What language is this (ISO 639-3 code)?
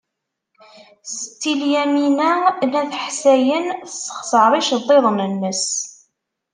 kab